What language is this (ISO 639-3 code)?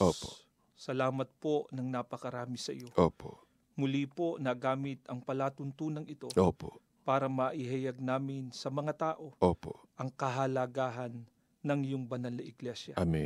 fil